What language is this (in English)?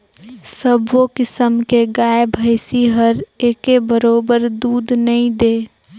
Chhattisgarhi